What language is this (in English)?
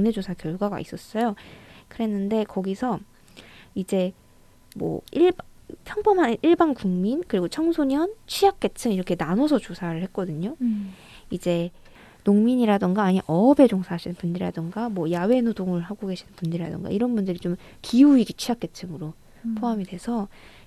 Korean